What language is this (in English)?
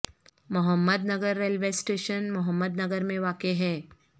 Urdu